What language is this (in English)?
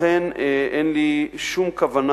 Hebrew